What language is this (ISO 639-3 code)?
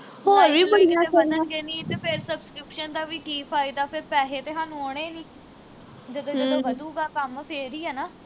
pan